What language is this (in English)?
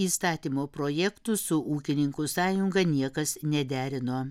Lithuanian